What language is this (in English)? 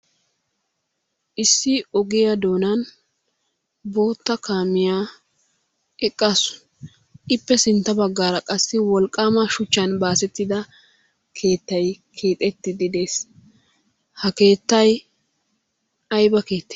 Wolaytta